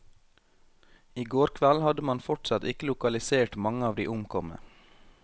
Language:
Norwegian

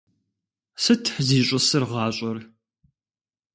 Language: Kabardian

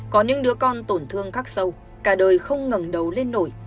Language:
Vietnamese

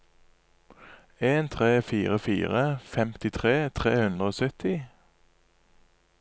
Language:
Norwegian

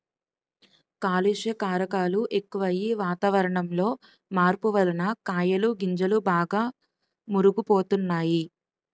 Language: Telugu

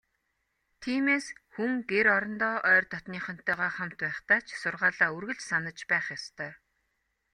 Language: Mongolian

